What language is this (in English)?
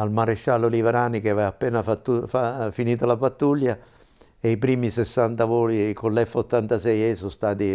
Italian